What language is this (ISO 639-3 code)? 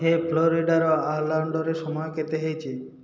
ori